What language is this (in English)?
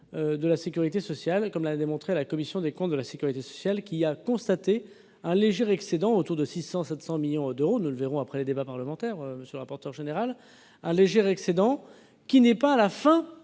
French